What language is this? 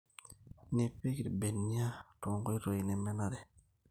Masai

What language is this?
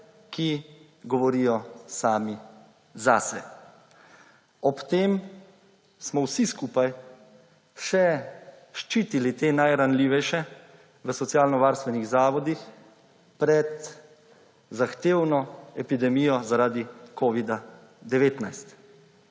Slovenian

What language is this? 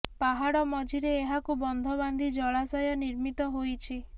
Odia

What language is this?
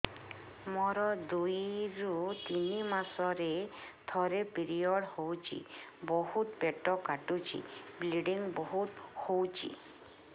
Odia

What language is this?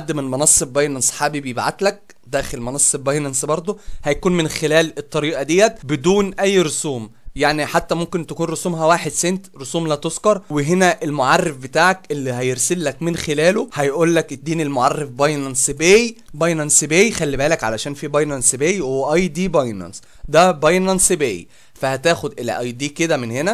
Arabic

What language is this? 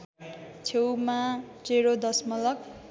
Nepali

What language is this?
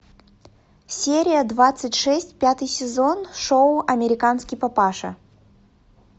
Russian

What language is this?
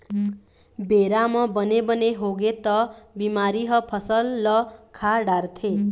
Chhattisgarhi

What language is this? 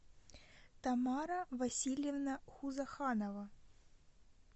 Russian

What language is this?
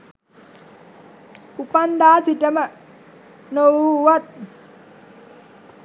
Sinhala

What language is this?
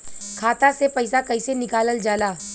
Bhojpuri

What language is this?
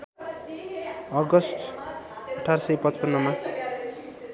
Nepali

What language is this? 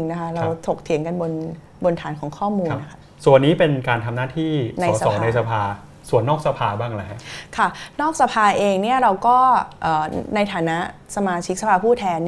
Thai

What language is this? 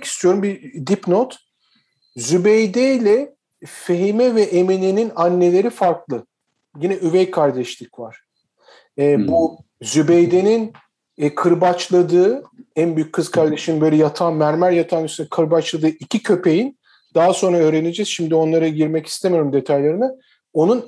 Turkish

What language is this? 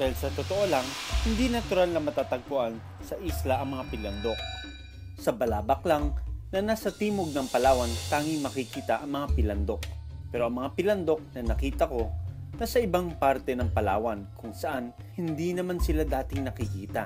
Filipino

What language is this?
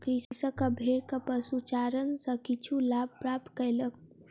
Maithili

